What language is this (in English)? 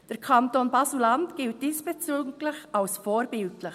Swiss German